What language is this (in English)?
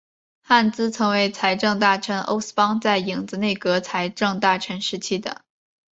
Chinese